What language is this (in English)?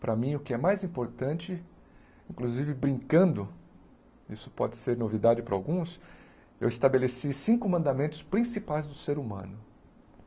Portuguese